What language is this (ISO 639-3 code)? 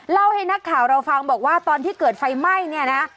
tha